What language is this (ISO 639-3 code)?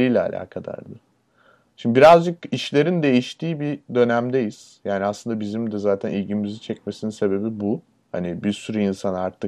tur